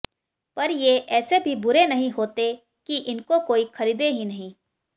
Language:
Hindi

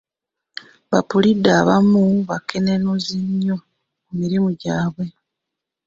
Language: Ganda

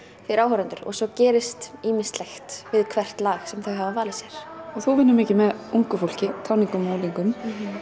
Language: Icelandic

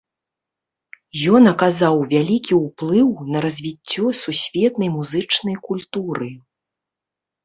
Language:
Belarusian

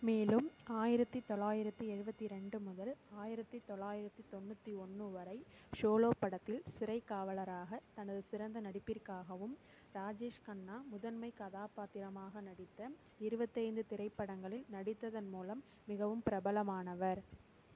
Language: Tamil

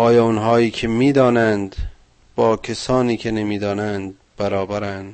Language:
Persian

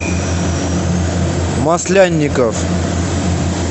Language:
Russian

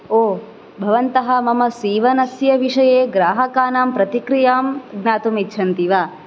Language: Sanskrit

